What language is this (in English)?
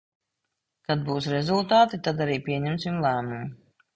Latvian